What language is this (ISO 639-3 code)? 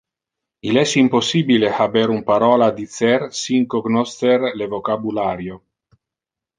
ina